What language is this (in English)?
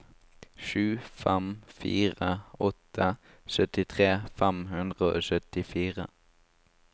Norwegian